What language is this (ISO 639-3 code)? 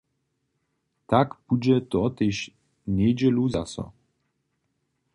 hsb